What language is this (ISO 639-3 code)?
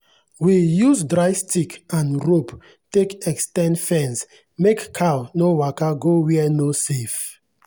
pcm